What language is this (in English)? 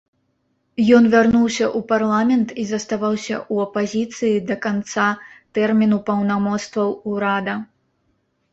Belarusian